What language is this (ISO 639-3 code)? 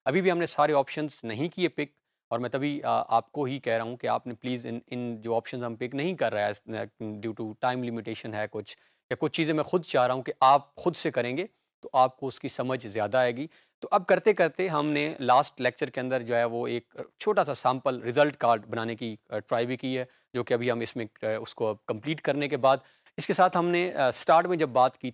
hin